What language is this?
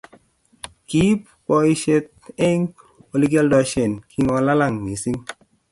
Kalenjin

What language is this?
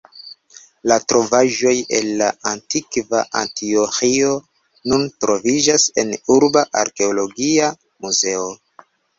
Esperanto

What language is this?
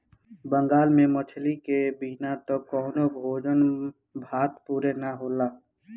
Bhojpuri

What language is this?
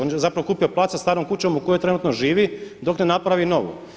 Croatian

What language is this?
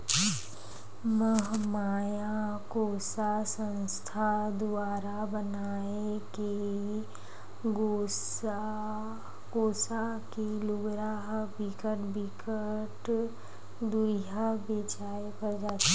Chhattisgarhi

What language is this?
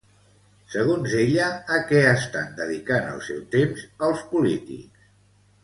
Catalan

